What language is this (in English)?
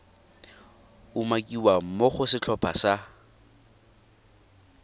Tswana